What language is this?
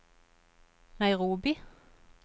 Norwegian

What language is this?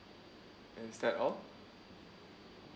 English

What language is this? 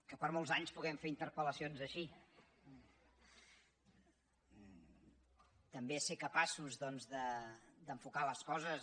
Catalan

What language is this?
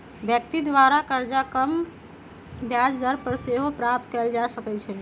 Magahi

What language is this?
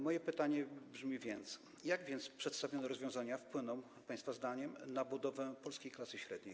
Polish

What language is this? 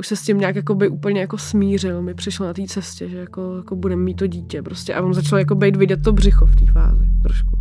Czech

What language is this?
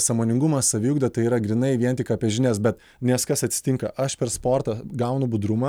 Lithuanian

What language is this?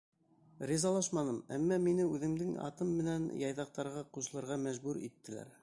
Bashkir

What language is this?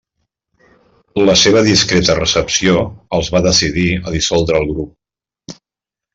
Catalan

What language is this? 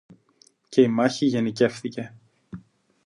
Greek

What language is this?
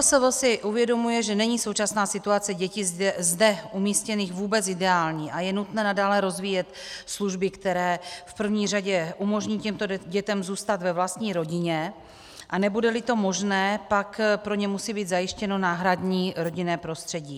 Czech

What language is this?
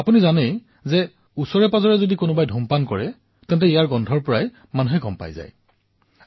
Assamese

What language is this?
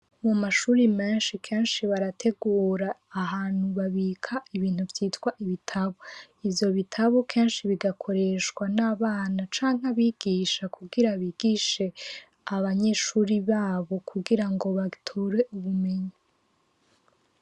Rundi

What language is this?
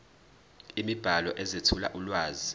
Zulu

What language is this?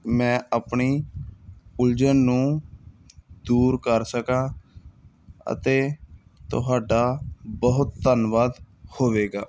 Punjabi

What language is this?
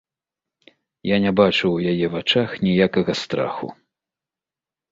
Belarusian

